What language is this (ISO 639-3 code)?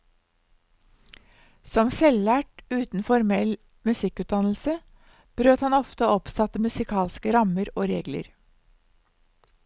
nor